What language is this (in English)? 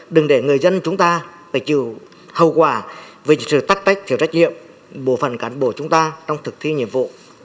Vietnamese